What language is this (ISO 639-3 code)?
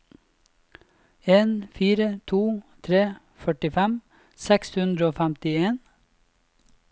nor